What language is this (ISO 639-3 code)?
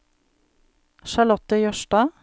nor